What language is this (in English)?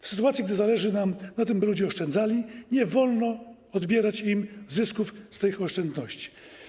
Polish